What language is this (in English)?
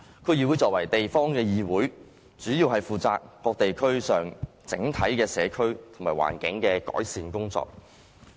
Cantonese